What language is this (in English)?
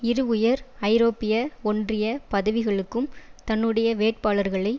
Tamil